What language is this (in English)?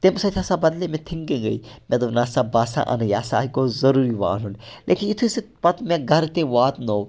Kashmiri